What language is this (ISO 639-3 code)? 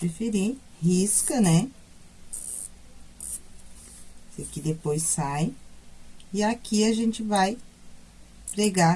por